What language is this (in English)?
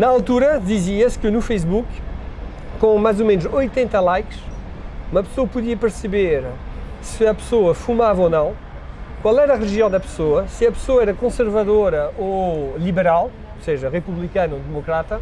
Portuguese